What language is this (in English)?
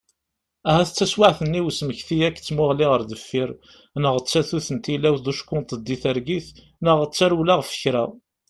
Kabyle